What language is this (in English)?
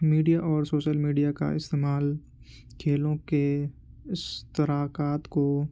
Urdu